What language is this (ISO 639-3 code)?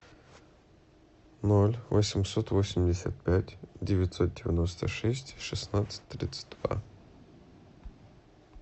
rus